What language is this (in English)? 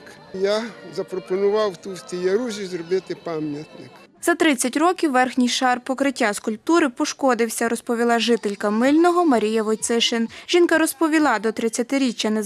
Ukrainian